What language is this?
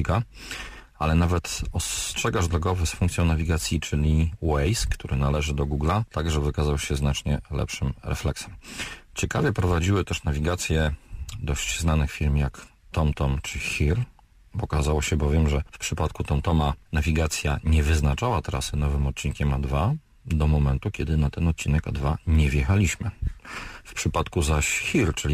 Polish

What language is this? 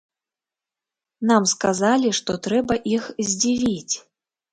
Belarusian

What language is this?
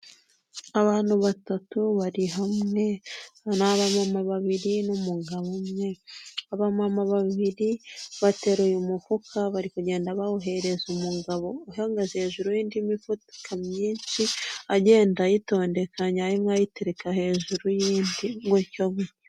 Kinyarwanda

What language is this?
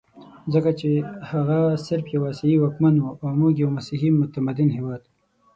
Pashto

